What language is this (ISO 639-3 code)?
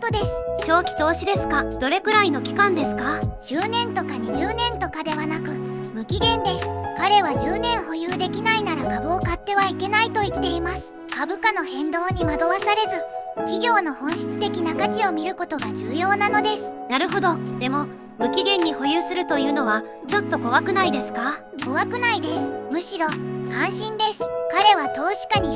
jpn